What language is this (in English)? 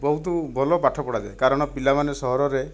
Odia